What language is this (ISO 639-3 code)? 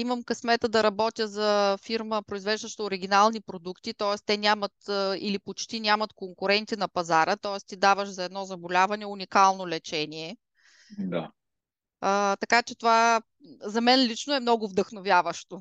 bul